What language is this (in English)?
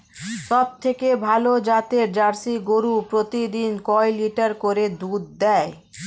Bangla